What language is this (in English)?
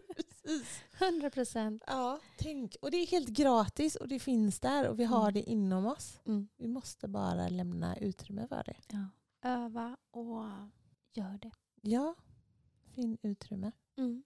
Swedish